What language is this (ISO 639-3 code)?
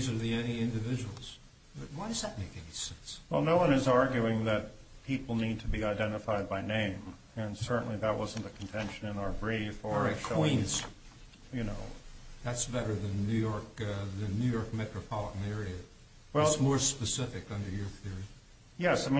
eng